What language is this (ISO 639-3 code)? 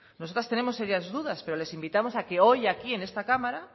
spa